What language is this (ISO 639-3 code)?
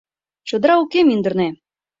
chm